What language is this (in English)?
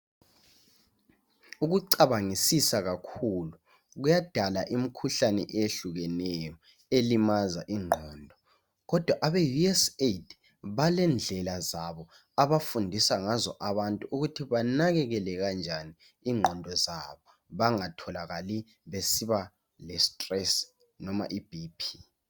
North Ndebele